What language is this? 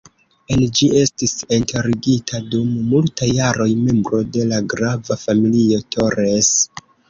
Esperanto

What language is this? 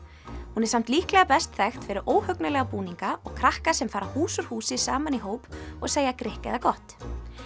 Icelandic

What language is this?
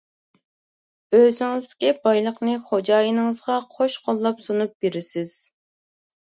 Uyghur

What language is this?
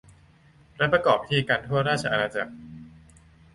Thai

